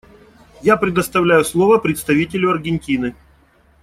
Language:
Russian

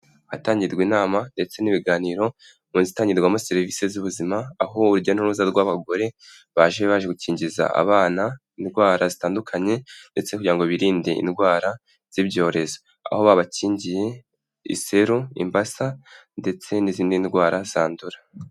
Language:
Kinyarwanda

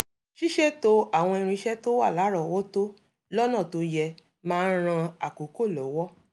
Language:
Yoruba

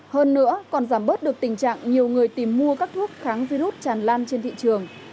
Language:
Vietnamese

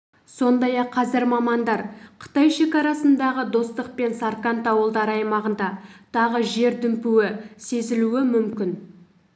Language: Kazakh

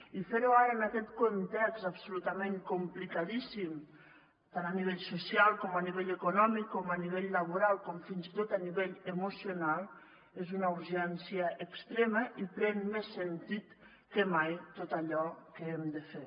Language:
Catalan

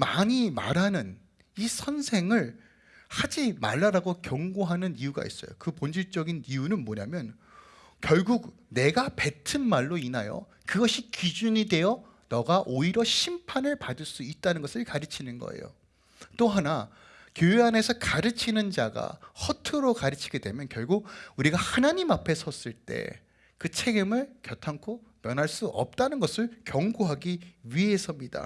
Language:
Korean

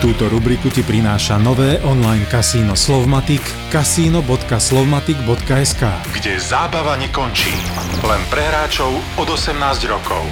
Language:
Slovak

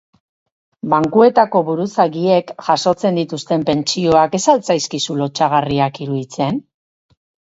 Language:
Basque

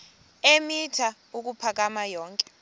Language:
Xhosa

